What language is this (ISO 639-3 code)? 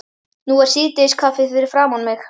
isl